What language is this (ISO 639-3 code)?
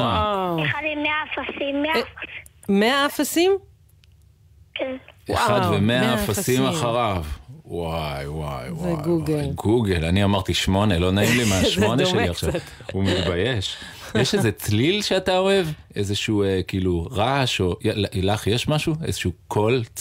heb